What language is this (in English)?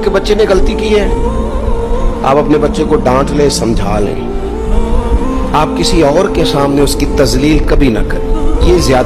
Hindi